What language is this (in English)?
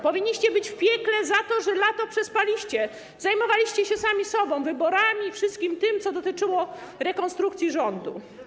Polish